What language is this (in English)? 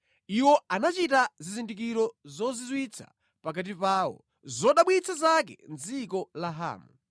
Nyanja